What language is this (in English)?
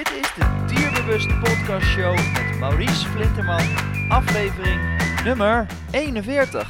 Dutch